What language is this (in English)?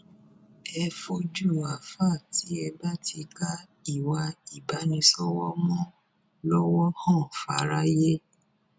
Yoruba